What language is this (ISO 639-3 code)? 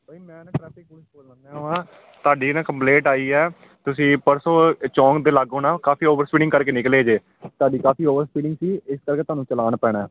pan